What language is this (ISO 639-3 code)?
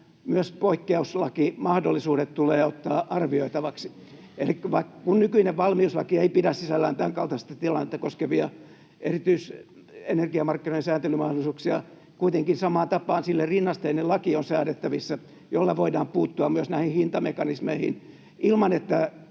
fin